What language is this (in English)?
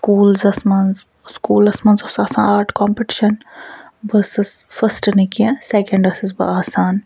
Kashmiri